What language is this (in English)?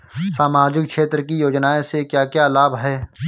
Bhojpuri